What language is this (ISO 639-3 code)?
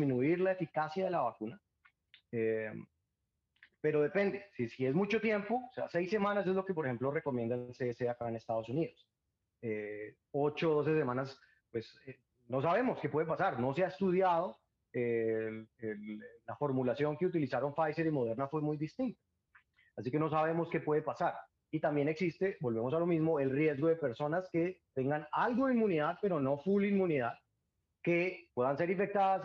spa